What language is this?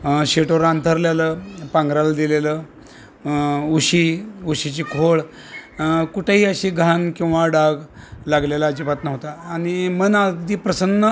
Marathi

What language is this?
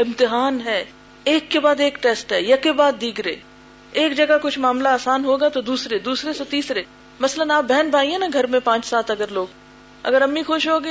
Urdu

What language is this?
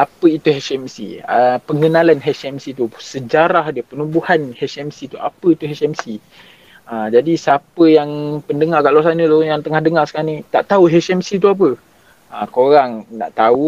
Malay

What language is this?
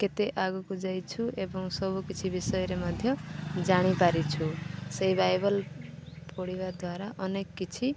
Odia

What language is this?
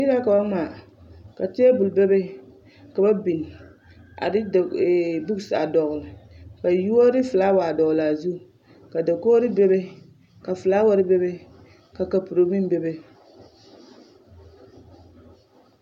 Southern Dagaare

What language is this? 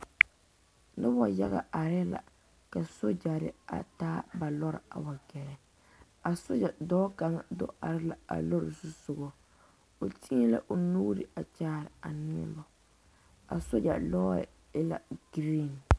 Southern Dagaare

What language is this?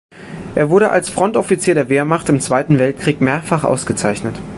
German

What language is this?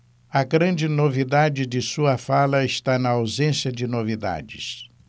Portuguese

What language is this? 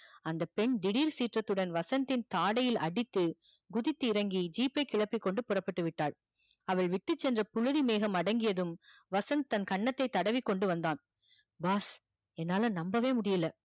Tamil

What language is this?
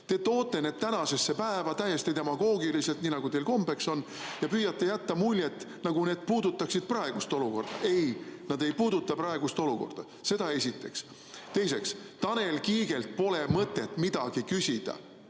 Estonian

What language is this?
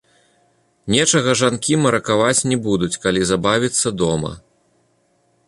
Belarusian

